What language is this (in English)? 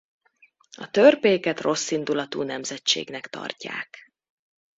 Hungarian